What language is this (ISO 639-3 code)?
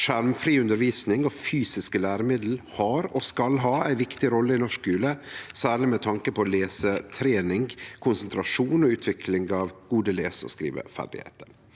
nor